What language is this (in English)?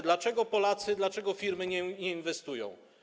Polish